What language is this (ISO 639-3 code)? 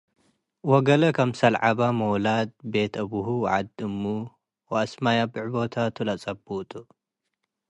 tig